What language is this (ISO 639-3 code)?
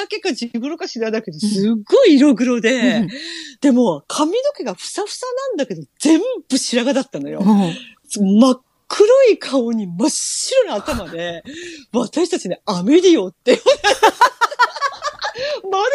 jpn